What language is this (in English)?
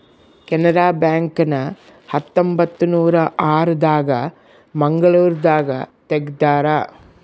Kannada